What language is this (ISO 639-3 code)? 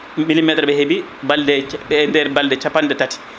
ful